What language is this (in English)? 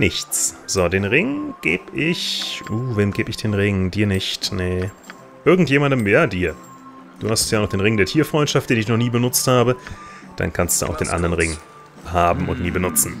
German